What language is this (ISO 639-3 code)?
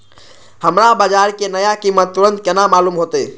mai